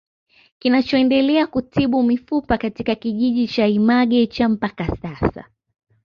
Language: Swahili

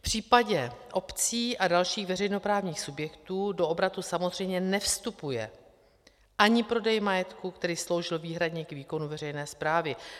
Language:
Czech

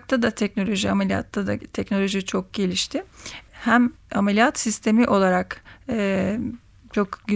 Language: Turkish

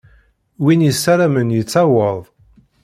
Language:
Kabyle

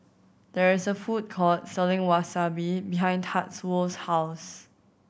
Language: English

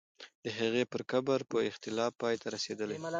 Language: Pashto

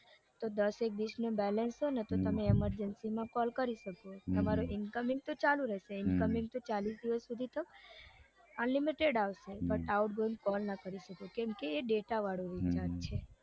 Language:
Gujarati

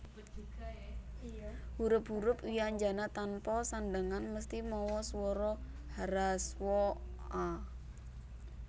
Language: Javanese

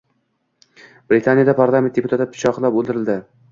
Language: Uzbek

